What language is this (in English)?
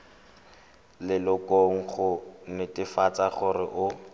Tswana